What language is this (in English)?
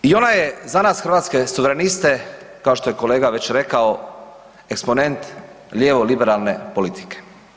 Croatian